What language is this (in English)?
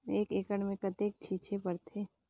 Chhattisgarhi